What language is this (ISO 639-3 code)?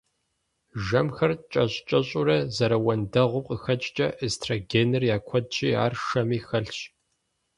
kbd